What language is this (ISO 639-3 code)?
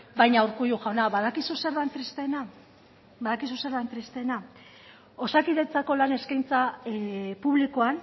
eus